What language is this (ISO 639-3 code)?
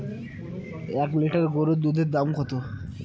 ben